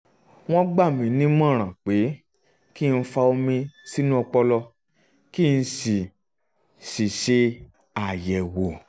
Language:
Yoruba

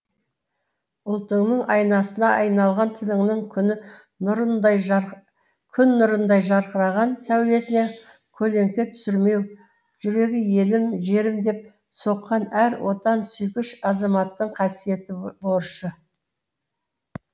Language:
Kazakh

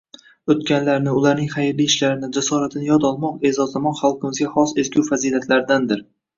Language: Uzbek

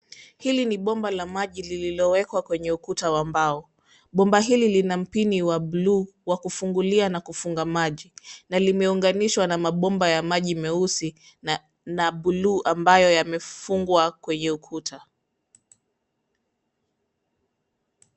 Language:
Swahili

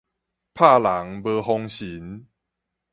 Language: Min Nan Chinese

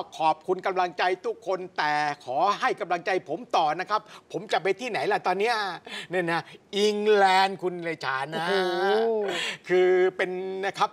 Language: Thai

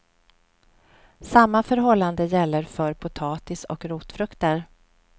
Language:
Swedish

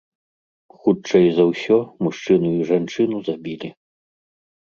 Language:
Belarusian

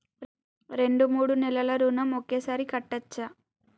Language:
Telugu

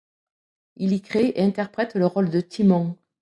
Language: French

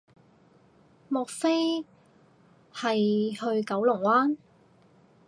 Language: Cantonese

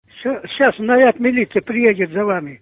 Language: Russian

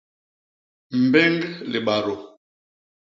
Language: Basaa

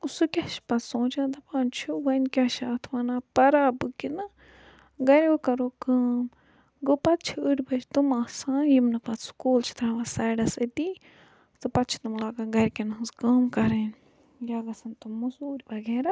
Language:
Kashmiri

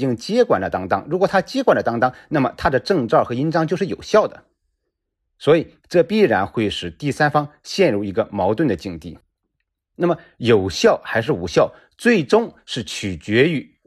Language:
Chinese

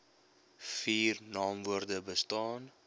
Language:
Afrikaans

